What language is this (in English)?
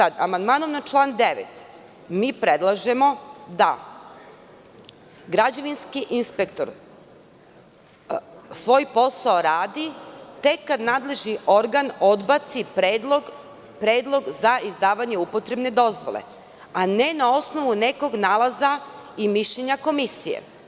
Serbian